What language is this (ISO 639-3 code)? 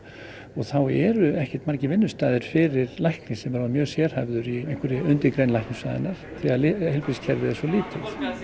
isl